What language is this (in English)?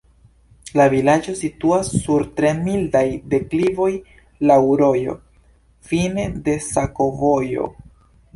Esperanto